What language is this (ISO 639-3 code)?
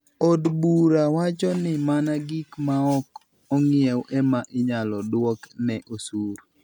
luo